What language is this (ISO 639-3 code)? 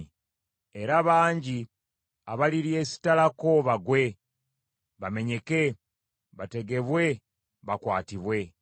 lug